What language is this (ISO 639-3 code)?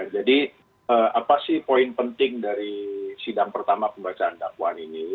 ind